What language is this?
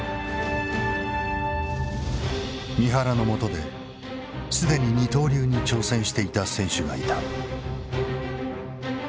Japanese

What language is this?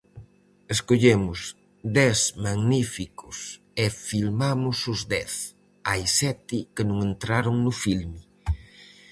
Galician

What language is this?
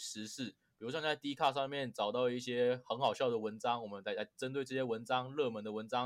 Chinese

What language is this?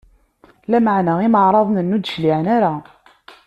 Kabyle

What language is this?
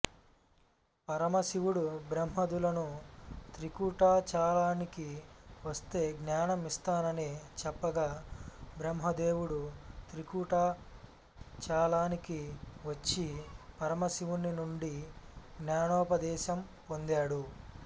Telugu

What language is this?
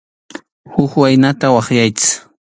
Arequipa-La Unión Quechua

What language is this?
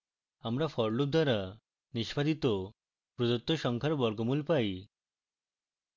Bangla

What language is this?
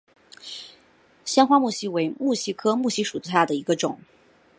Chinese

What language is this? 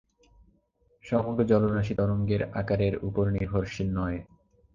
Bangla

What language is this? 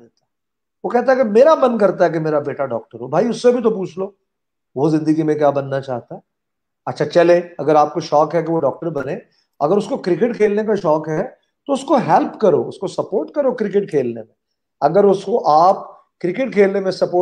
Urdu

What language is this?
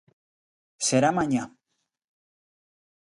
Galician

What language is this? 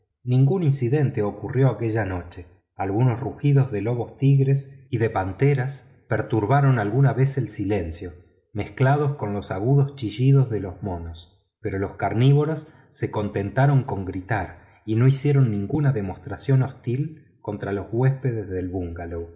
Spanish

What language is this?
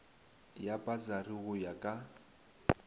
Northern Sotho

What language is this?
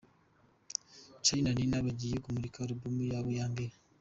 Kinyarwanda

